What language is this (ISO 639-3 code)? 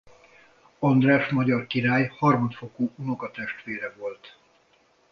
hun